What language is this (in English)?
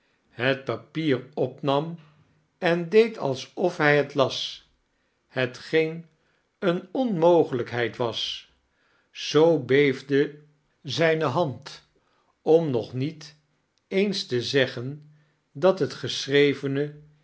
Dutch